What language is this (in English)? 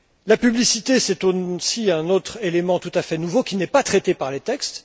French